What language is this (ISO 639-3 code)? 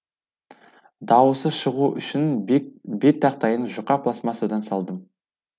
kaz